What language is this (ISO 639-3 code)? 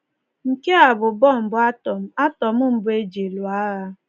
ibo